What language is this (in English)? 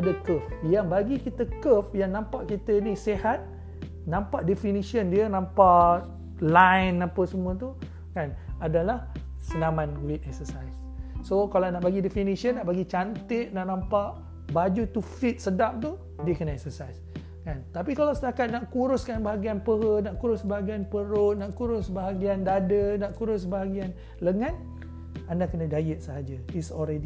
Malay